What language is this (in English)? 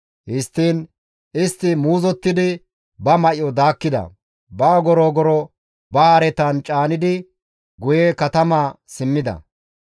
Gamo